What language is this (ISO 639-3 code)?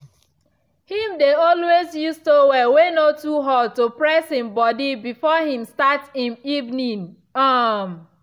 pcm